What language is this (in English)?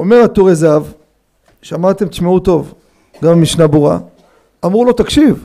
Hebrew